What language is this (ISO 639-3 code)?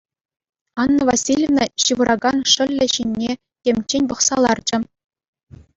chv